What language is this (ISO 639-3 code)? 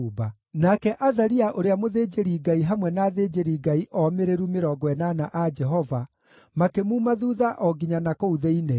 kik